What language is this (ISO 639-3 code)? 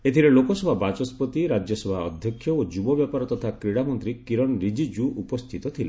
ori